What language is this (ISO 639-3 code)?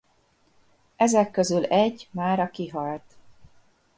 hun